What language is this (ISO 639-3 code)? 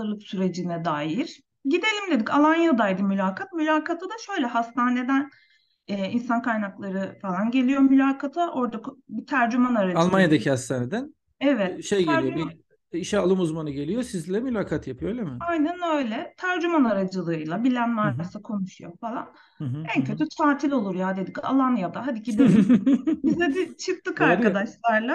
tur